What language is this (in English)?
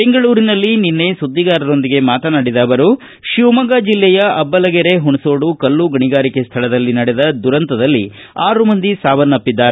Kannada